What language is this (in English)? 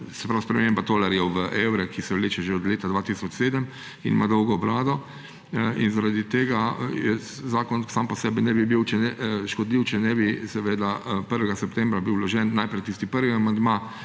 Slovenian